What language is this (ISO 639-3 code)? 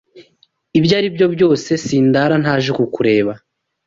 kin